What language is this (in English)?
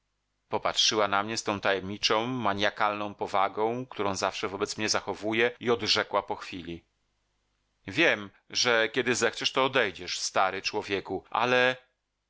Polish